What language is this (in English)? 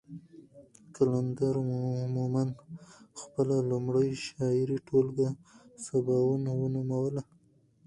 Pashto